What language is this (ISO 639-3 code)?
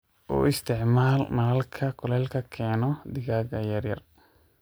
som